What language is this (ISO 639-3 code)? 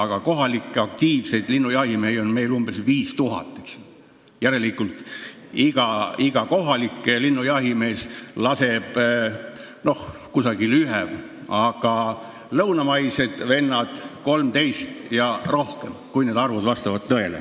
est